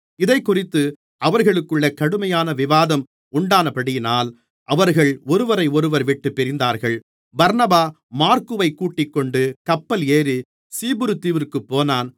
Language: Tamil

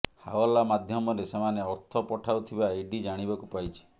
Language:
Odia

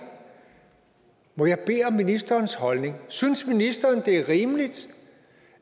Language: Danish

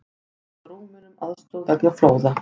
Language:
Icelandic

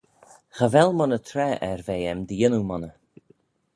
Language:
Manx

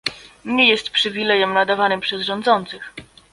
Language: Polish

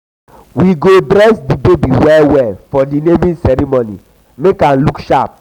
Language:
Nigerian Pidgin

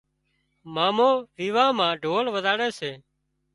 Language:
Wadiyara Koli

